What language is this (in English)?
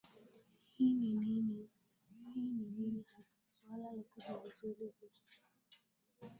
Swahili